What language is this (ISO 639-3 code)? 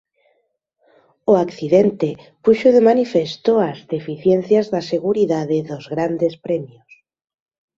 glg